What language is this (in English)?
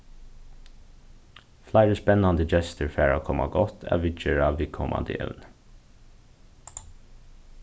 Faroese